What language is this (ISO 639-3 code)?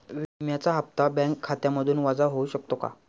mar